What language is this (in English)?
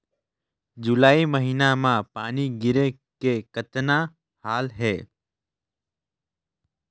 Chhattisgarhi